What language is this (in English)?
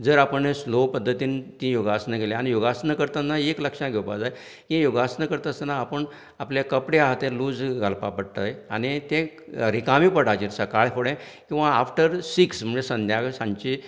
Konkani